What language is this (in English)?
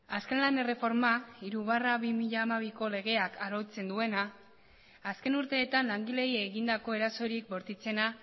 Basque